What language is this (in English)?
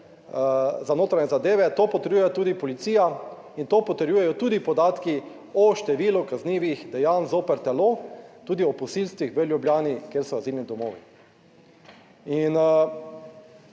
Slovenian